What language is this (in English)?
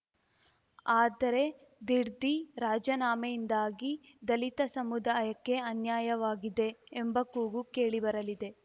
Kannada